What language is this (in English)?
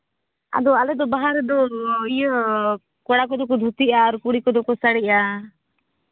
Santali